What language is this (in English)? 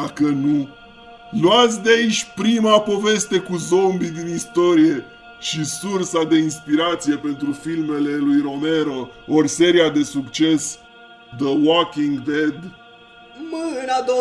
Romanian